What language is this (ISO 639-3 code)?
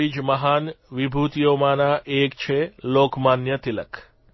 guj